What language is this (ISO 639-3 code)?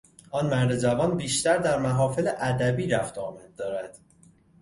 fas